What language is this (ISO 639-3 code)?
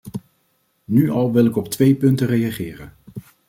nld